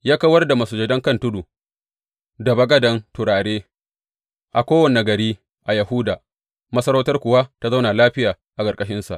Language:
Hausa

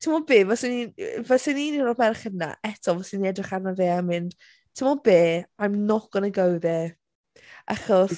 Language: Welsh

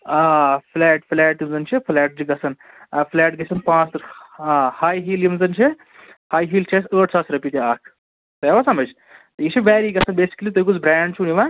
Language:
Kashmiri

